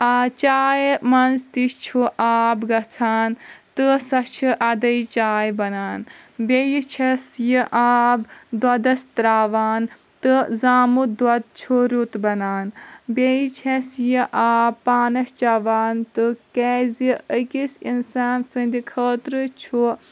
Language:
Kashmiri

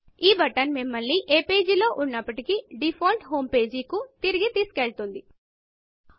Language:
Telugu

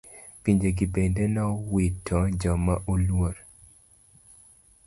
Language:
Luo (Kenya and Tanzania)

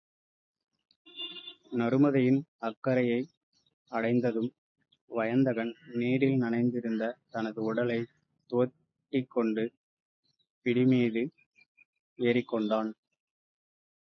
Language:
Tamil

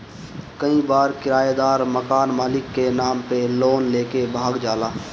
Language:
Bhojpuri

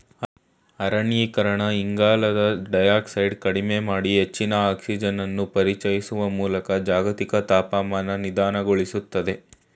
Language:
Kannada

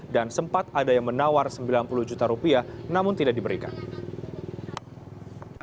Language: Indonesian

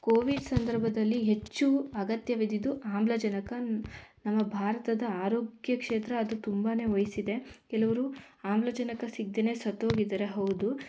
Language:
Kannada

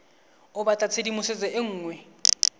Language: Tswana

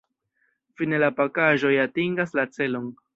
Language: Esperanto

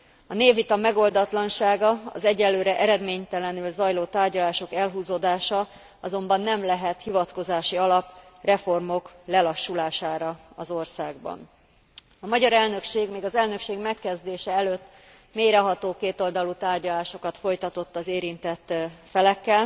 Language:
Hungarian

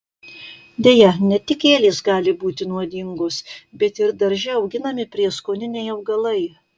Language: Lithuanian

